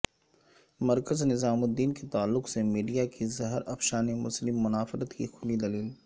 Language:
Urdu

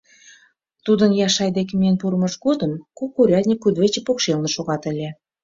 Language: Mari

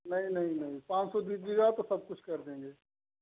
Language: Hindi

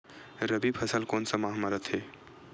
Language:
Chhattisgarhi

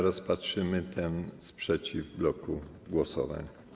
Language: Polish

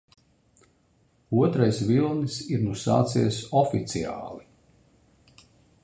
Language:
Latvian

